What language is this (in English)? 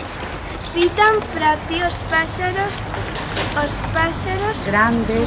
Spanish